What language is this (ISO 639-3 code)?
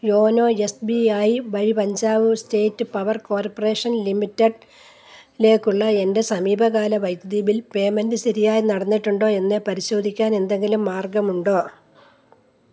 mal